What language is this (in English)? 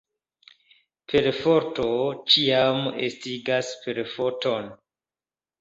Esperanto